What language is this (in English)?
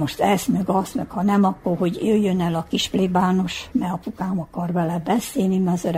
Hungarian